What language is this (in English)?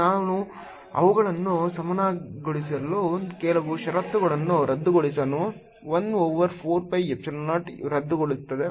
Kannada